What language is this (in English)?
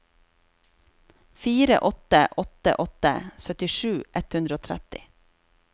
Norwegian